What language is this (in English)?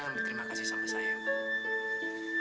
Indonesian